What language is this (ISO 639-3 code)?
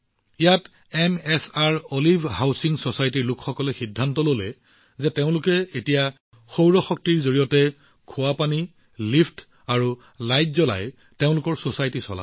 asm